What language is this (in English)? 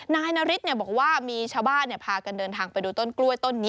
Thai